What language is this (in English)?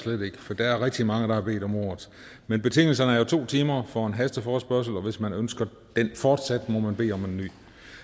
Danish